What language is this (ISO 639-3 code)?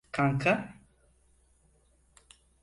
tur